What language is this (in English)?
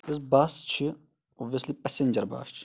Kashmiri